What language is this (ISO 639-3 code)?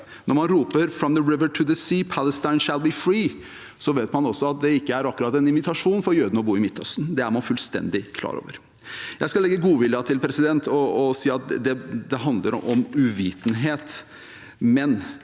nor